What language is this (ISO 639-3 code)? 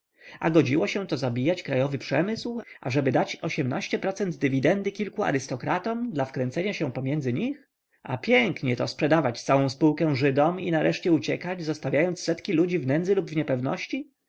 pol